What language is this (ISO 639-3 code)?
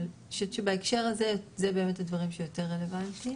heb